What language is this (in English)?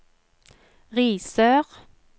Norwegian